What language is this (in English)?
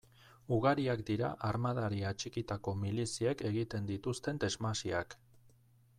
Basque